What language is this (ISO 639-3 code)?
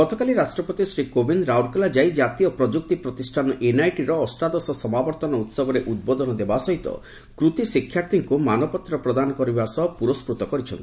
ori